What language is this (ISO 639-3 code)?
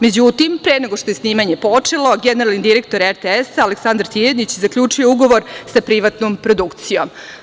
srp